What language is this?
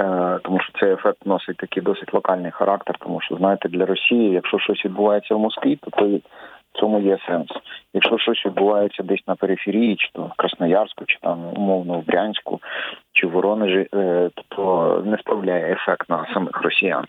Ukrainian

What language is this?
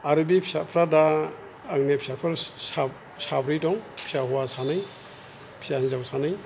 Bodo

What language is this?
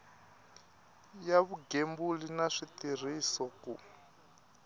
Tsonga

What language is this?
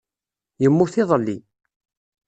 Kabyle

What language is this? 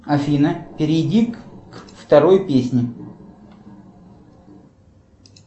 Russian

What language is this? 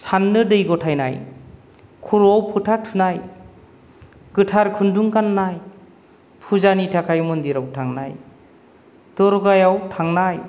Bodo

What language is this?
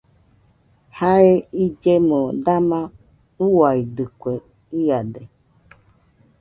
Nüpode Huitoto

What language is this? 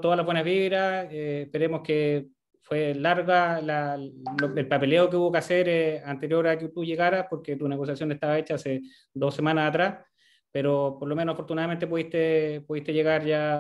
Spanish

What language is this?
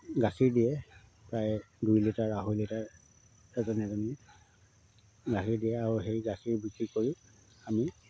Assamese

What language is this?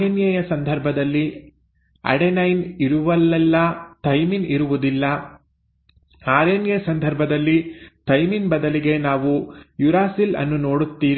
Kannada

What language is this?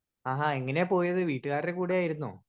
Malayalam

